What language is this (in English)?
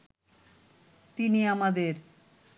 Bangla